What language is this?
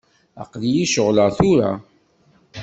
Kabyle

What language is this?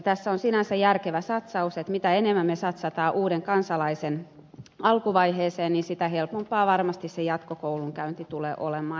Finnish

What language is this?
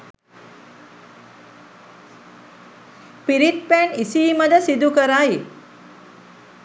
Sinhala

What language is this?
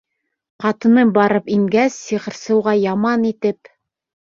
Bashkir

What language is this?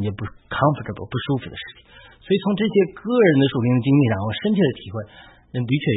Chinese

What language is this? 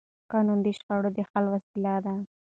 Pashto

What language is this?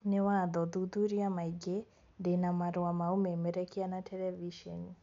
Kikuyu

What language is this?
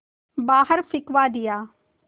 Hindi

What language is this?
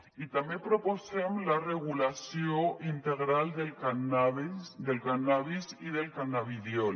Catalan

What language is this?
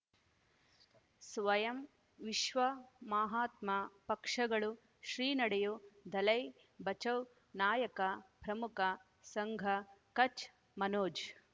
Kannada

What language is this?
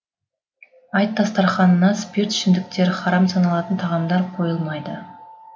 Kazakh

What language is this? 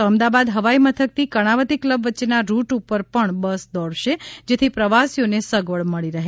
Gujarati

